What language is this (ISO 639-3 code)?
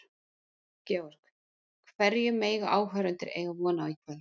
isl